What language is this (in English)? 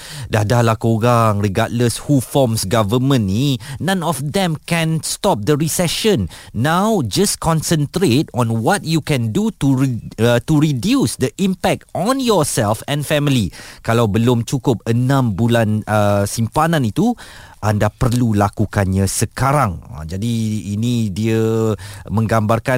Malay